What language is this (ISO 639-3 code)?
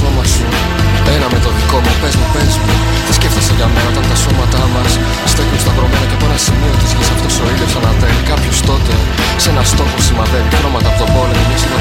ell